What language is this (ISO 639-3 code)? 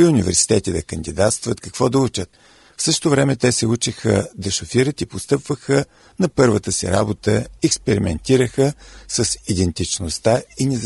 bul